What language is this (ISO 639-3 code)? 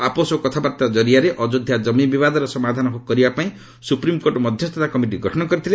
ori